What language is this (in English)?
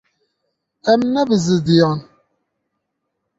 Kurdish